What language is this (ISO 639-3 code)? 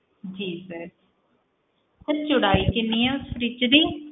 pan